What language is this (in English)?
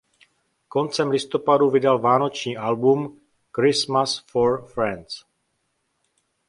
Czech